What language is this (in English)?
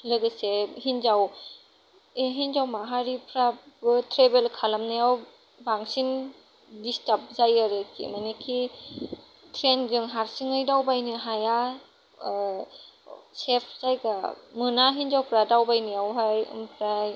Bodo